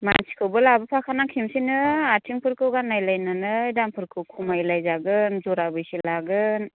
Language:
Bodo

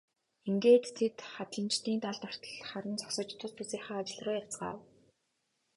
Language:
Mongolian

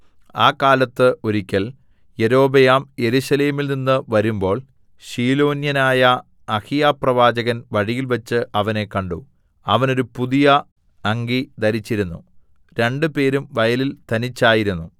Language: Malayalam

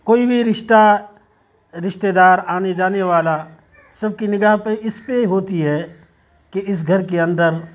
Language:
Urdu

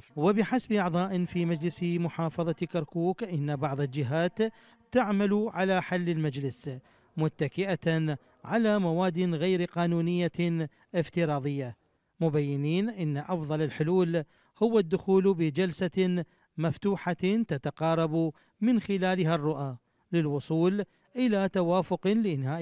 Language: Arabic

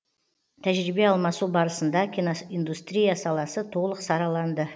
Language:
Kazakh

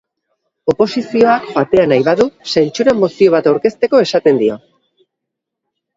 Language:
Basque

